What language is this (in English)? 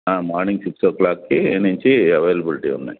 Telugu